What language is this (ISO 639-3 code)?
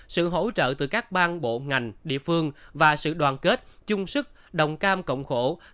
vie